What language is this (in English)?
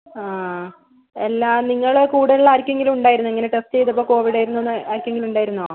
Malayalam